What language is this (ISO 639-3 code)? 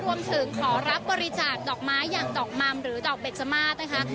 tha